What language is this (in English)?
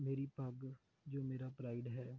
Punjabi